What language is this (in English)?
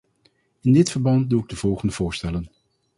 Dutch